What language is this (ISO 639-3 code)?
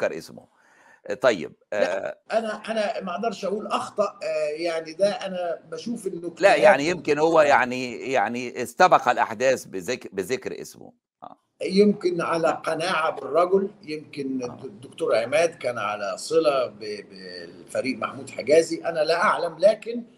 ara